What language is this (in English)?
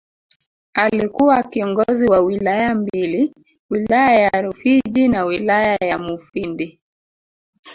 Swahili